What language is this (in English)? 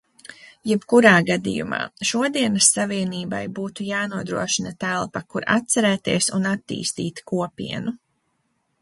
Latvian